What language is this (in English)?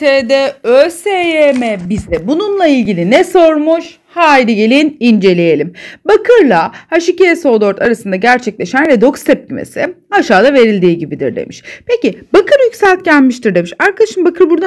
Turkish